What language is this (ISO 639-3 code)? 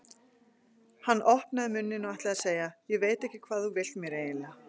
isl